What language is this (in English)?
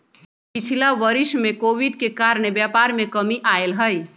Magahi